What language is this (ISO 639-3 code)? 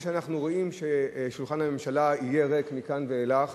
heb